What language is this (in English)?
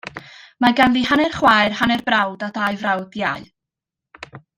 Welsh